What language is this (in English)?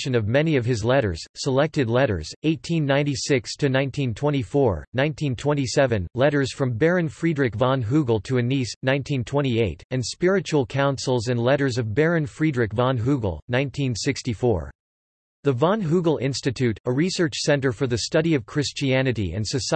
English